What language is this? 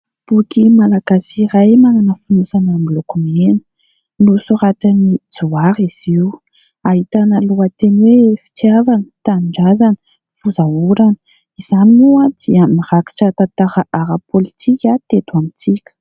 Malagasy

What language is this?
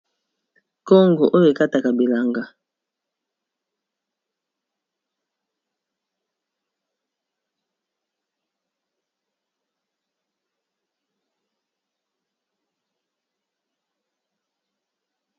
Lingala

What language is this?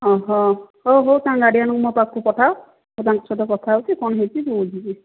Odia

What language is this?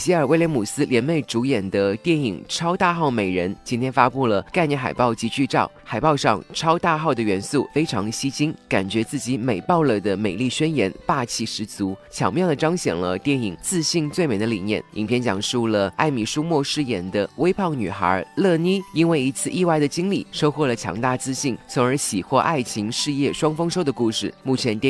Chinese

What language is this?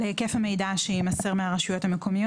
Hebrew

